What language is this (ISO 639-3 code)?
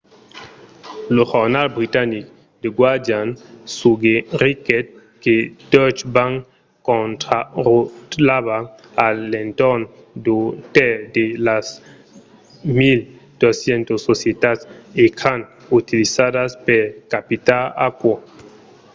oci